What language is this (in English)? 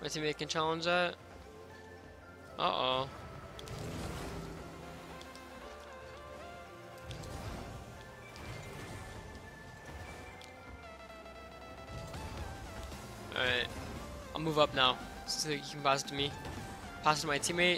English